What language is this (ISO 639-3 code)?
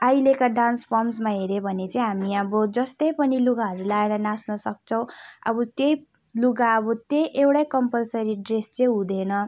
nep